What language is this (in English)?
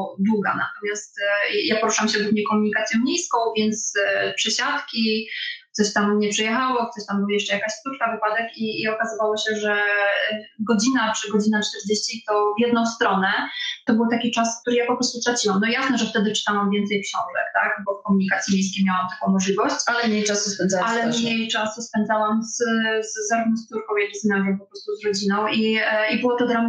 Polish